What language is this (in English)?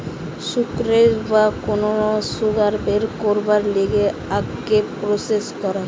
Bangla